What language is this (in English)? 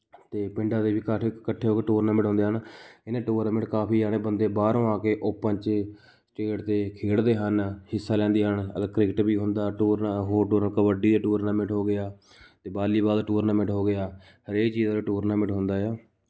Punjabi